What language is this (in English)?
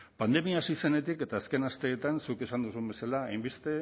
Basque